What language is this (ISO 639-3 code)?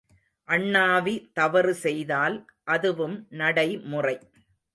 tam